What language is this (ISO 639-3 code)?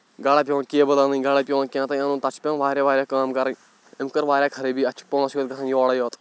kas